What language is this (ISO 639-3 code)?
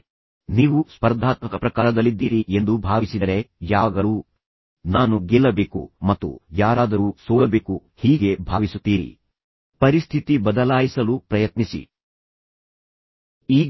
kan